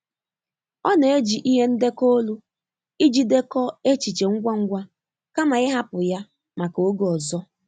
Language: Igbo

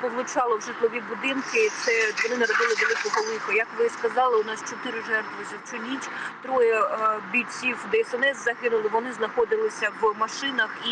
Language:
Ukrainian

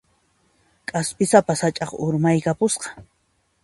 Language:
Puno Quechua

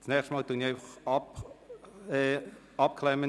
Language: Swiss German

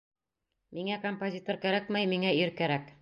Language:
Bashkir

